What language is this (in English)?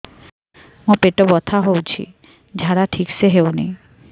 Odia